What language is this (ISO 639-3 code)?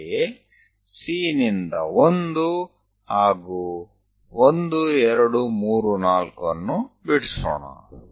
kan